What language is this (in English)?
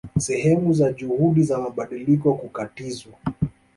Swahili